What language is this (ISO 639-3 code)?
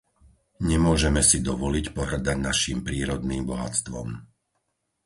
slk